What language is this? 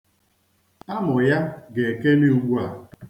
Igbo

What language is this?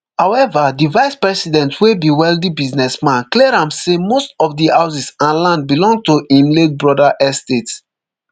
Nigerian Pidgin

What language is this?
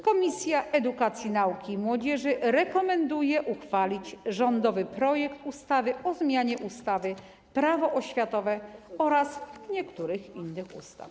Polish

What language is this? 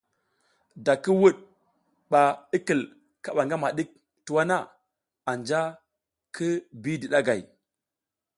South Giziga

